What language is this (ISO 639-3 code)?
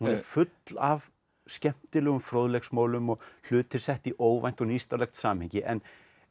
isl